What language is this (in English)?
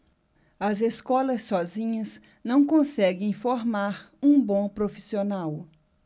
Portuguese